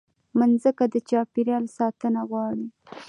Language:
Pashto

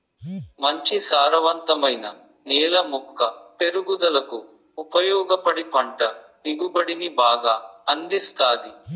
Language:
Telugu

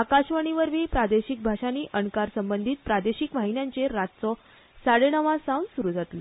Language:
Konkani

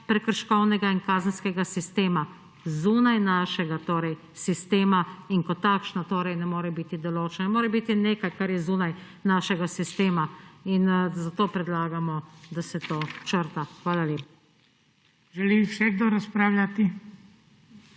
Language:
Slovenian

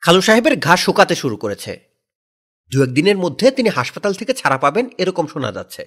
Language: Bangla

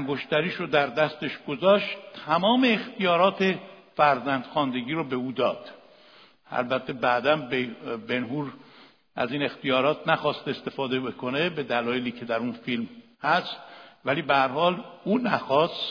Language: Persian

